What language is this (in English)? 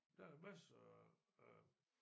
Danish